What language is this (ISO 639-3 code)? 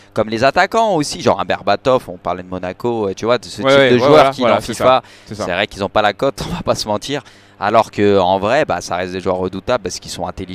fra